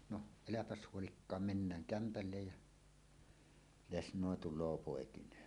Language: Finnish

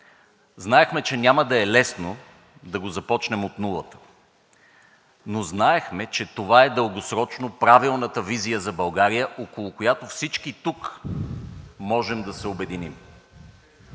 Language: Bulgarian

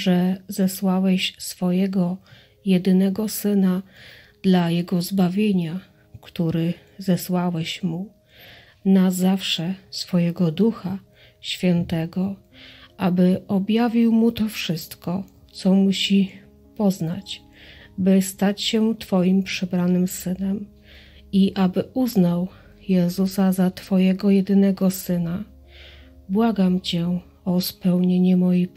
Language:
Polish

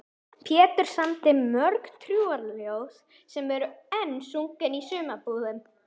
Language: Icelandic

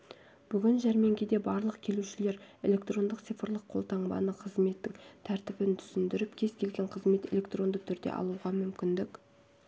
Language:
Kazakh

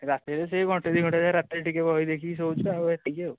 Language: Odia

